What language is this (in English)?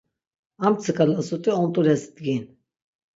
Laz